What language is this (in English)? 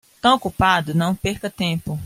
Portuguese